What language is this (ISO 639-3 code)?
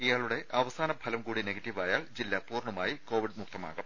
mal